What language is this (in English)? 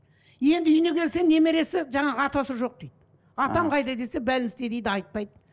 Kazakh